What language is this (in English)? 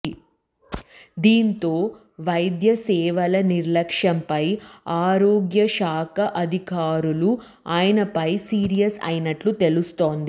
Telugu